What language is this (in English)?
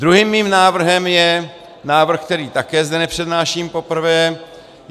Czech